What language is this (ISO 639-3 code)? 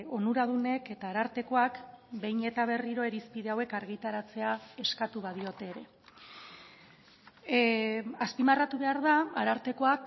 eus